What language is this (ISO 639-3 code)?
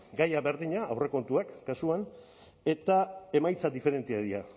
eus